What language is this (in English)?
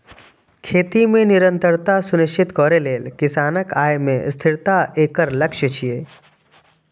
Maithili